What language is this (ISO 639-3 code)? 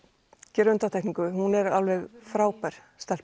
isl